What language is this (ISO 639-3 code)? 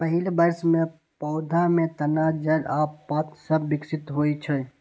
mai